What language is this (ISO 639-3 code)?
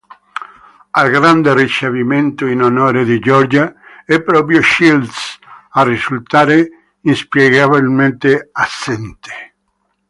ita